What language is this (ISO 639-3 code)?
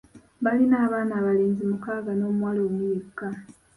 lug